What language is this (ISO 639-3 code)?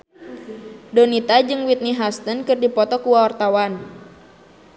sun